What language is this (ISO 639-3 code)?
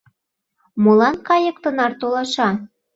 chm